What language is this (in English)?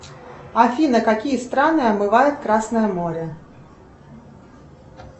Russian